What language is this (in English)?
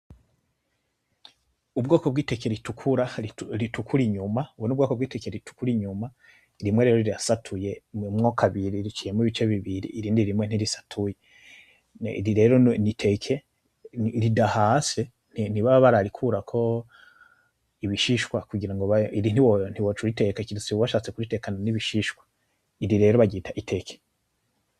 Rundi